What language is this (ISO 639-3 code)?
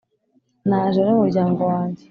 kin